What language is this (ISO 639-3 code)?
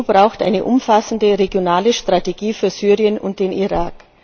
deu